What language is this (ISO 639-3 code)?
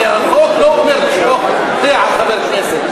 heb